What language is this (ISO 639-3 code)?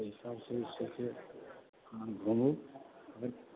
mai